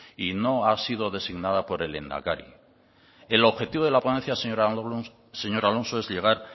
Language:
Spanish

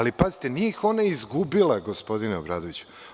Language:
Serbian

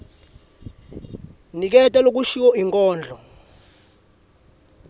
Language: Swati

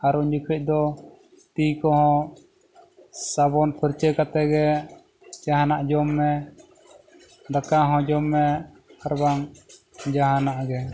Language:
Santali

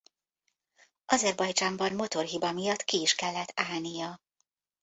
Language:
Hungarian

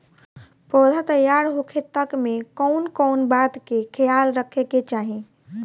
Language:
Bhojpuri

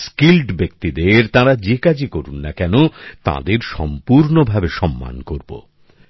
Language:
Bangla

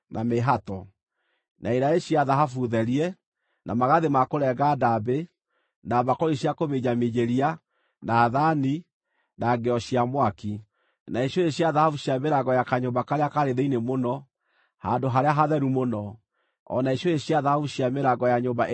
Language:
Kikuyu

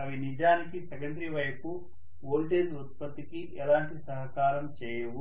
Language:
Telugu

